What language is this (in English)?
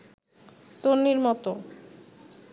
Bangla